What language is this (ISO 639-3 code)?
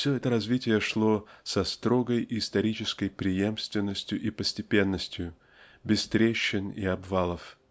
rus